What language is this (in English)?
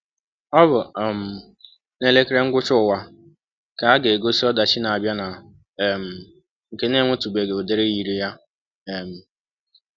Igbo